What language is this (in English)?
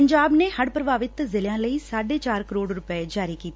Punjabi